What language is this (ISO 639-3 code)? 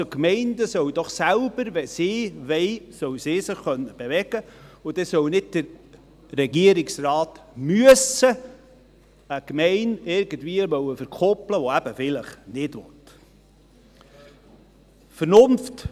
gsw